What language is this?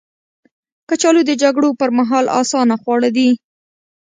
Pashto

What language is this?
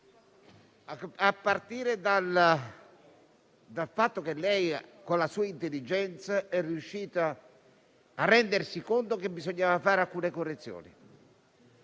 Italian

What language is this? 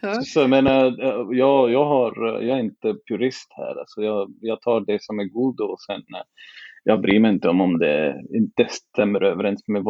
Swedish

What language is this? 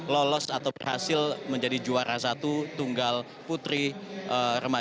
Indonesian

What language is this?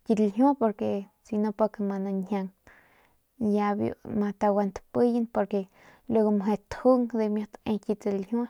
Northern Pame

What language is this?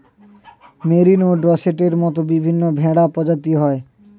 Bangla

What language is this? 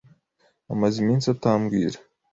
Kinyarwanda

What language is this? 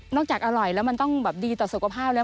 Thai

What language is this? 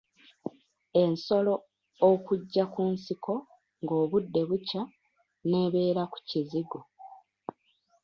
Ganda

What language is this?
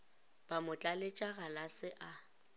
Northern Sotho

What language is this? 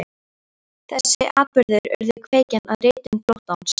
Icelandic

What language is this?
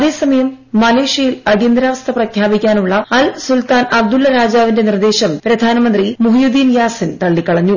Malayalam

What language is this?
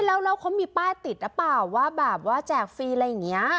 Thai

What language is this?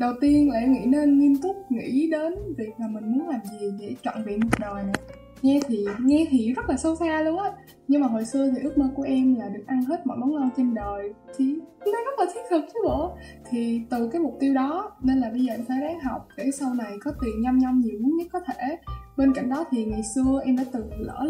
Vietnamese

